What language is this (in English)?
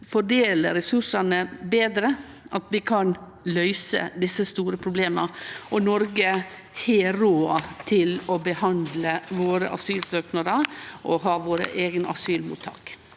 Norwegian